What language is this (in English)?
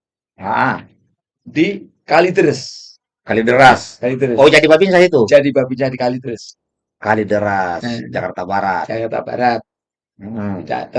Indonesian